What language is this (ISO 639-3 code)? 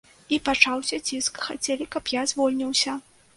bel